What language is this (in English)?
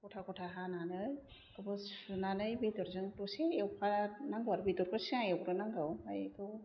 Bodo